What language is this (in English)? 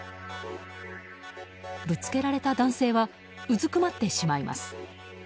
Japanese